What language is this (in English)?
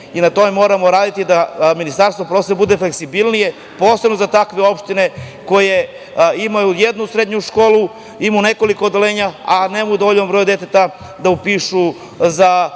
Serbian